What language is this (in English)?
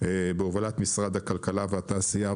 Hebrew